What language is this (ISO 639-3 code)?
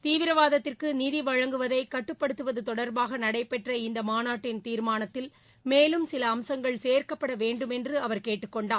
tam